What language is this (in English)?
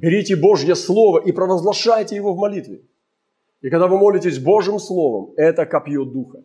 Russian